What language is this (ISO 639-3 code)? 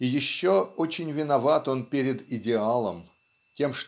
rus